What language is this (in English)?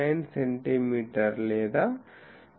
Telugu